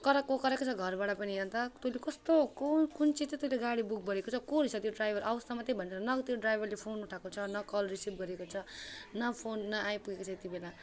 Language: Nepali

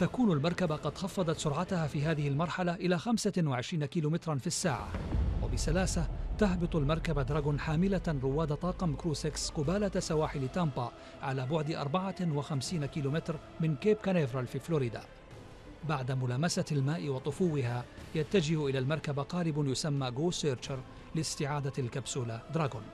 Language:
Arabic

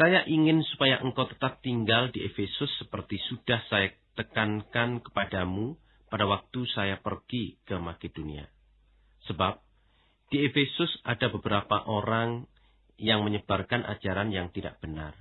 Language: Indonesian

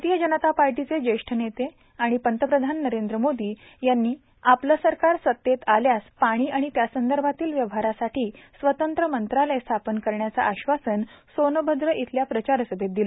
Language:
Marathi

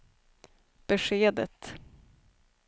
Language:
Swedish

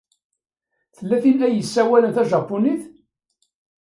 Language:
Kabyle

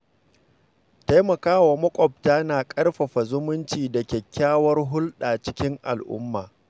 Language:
Hausa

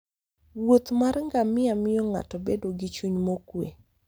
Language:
Luo (Kenya and Tanzania)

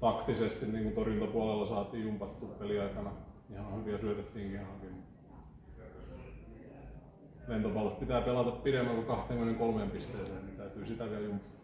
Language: Finnish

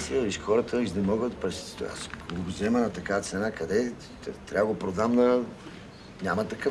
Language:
Bulgarian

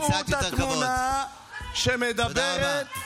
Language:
Hebrew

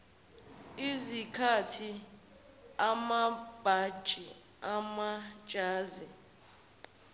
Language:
Zulu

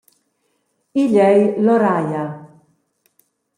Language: Romansh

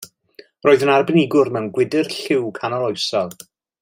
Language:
Welsh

